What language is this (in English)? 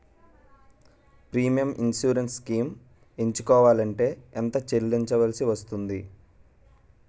Telugu